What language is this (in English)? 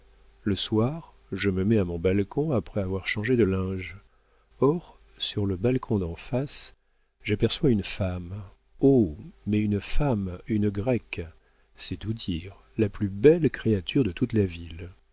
French